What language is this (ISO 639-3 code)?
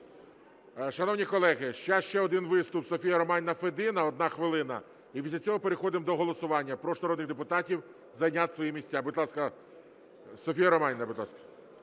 ukr